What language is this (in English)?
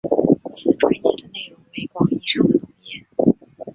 Chinese